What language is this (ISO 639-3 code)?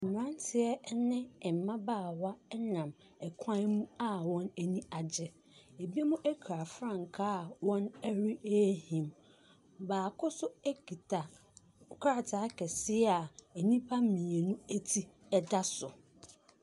aka